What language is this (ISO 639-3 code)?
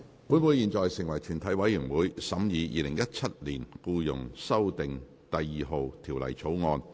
yue